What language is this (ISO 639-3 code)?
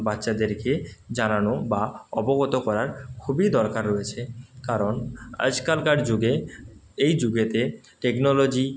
ben